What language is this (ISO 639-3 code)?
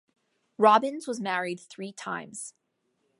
eng